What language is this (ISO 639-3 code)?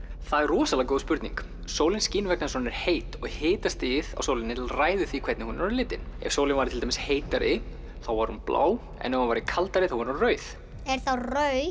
isl